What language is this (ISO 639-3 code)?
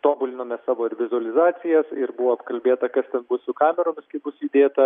lit